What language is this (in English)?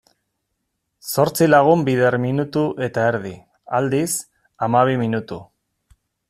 Basque